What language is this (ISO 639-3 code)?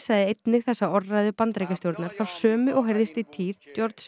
isl